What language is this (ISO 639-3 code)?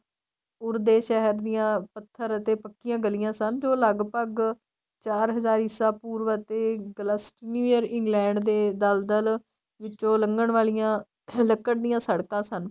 pan